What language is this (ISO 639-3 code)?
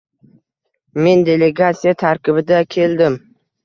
uzb